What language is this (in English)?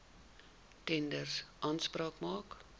Afrikaans